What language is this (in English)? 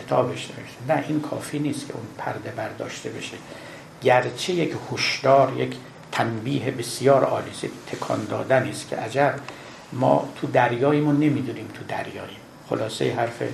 Persian